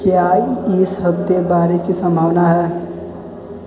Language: Hindi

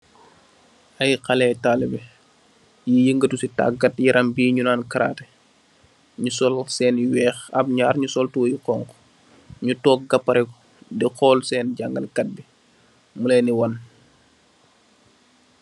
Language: Wolof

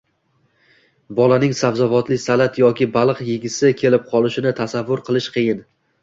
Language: Uzbek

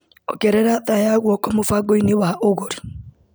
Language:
Kikuyu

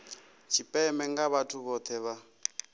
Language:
Venda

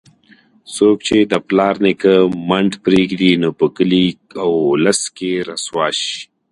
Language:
Pashto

